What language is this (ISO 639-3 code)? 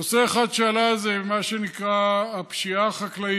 heb